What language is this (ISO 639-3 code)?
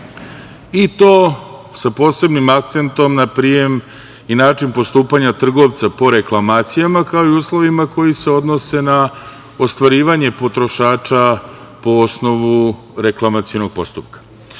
srp